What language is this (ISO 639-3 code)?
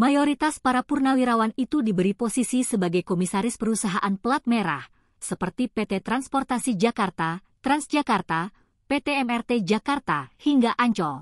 ind